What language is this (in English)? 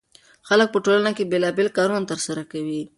Pashto